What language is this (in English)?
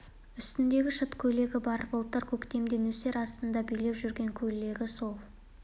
Kazakh